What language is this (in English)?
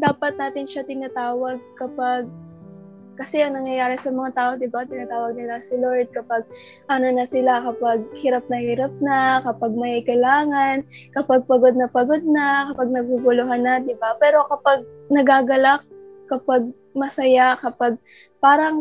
Filipino